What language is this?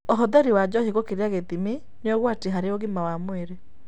Kikuyu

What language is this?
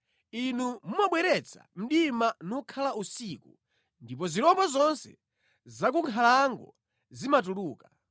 Nyanja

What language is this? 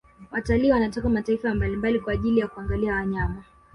Swahili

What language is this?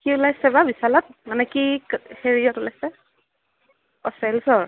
Assamese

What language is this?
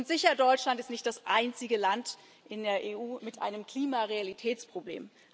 German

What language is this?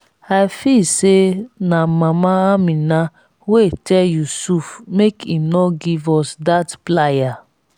Nigerian Pidgin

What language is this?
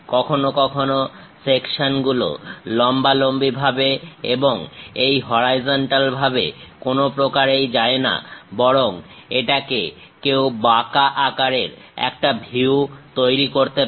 Bangla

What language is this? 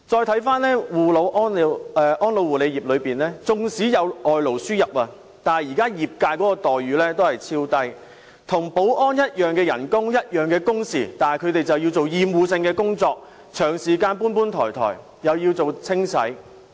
Cantonese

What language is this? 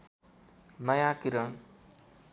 Nepali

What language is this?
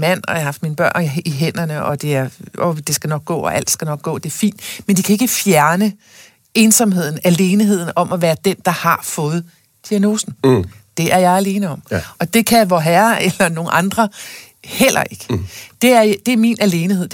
Danish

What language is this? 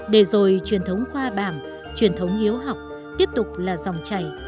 Vietnamese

